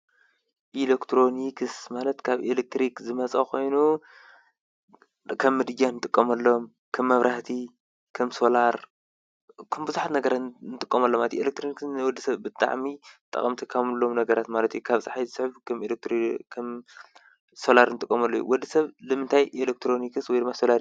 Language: Tigrinya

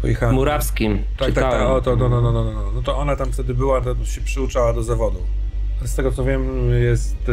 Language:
Polish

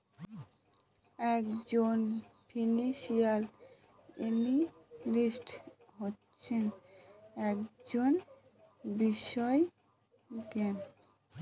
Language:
Bangla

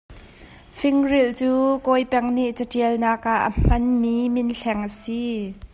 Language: Hakha Chin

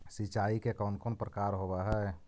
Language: Magahi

